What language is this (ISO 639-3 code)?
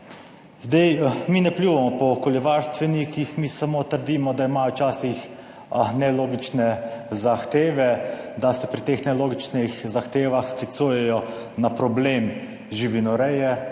slv